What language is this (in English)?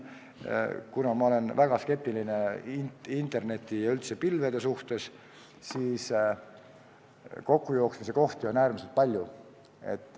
Estonian